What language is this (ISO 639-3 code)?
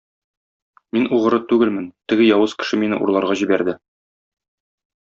tat